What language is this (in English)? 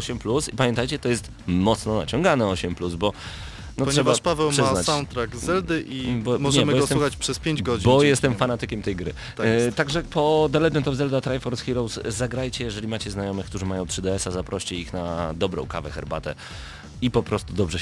Polish